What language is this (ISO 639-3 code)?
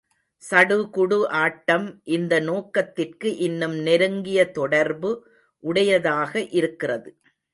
tam